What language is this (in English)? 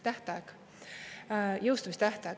Estonian